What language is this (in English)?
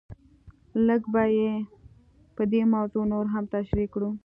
Pashto